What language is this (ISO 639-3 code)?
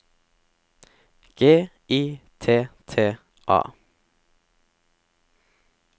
nor